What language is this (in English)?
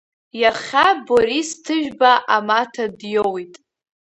Abkhazian